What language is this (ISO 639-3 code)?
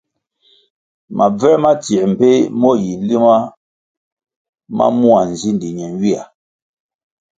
nmg